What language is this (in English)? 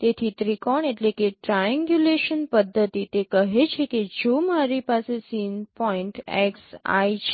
Gujarati